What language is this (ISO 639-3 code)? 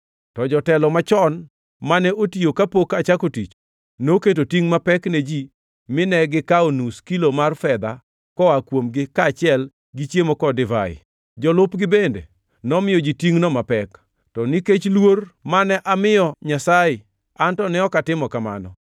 luo